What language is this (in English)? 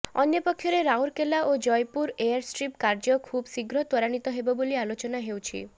Odia